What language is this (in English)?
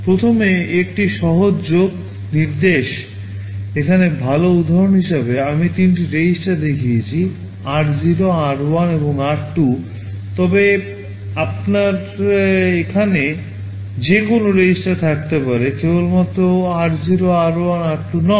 Bangla